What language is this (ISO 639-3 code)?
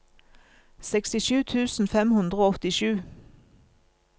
nor